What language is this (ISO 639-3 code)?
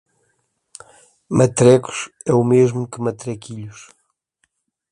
por